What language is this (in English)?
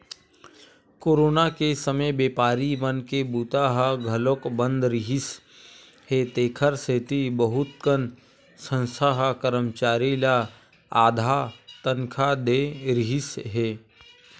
Chhattisgarhi